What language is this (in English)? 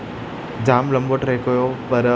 Sindhi